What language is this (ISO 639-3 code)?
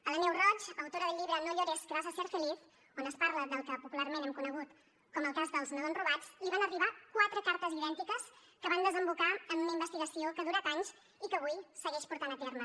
cat